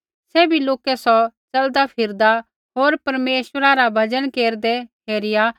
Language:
Kullu Pahari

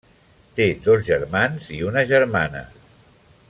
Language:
Catalan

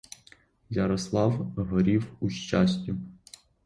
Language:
Ukrainian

